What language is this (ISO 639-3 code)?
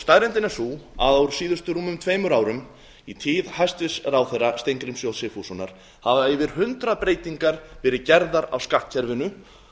isl